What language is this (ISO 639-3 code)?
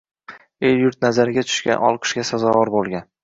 uzb